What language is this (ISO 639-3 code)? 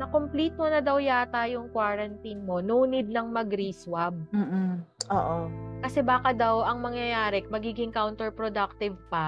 fil